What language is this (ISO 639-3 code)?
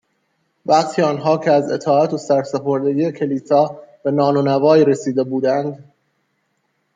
fas